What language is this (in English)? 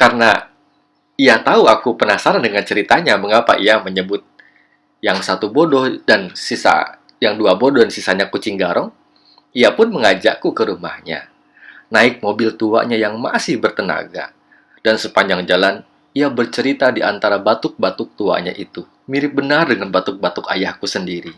Indonesian